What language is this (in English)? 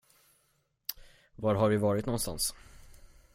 Swedish